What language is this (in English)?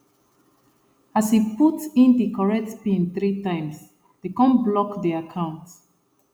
Nigerian Pidgin